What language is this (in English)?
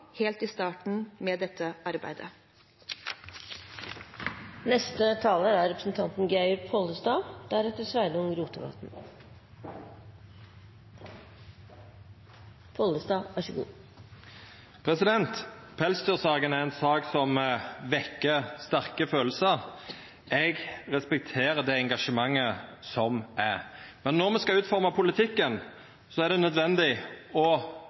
Norwegian